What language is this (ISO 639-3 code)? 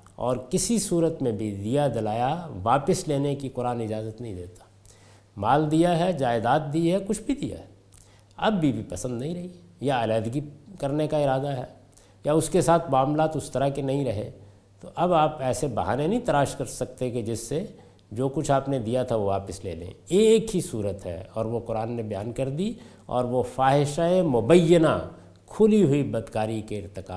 urd